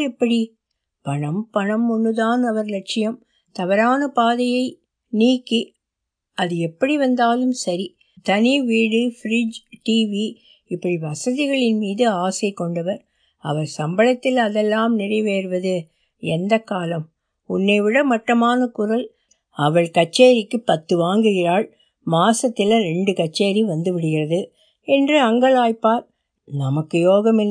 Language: Tamil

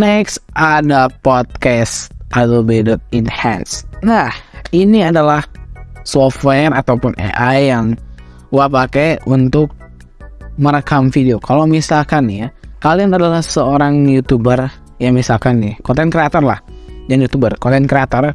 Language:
Indonesian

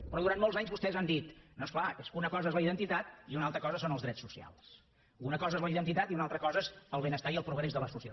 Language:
Catalan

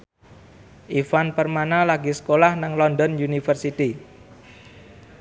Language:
Javanese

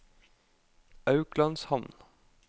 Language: Norwegian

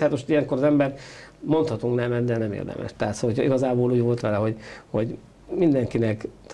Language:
Hungarian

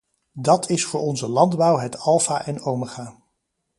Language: Dutch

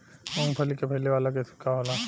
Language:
Bhojpuri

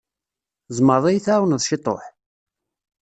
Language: Kabyle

